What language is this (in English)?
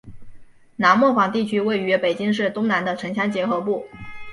Chinese